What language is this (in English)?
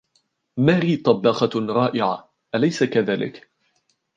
Arabic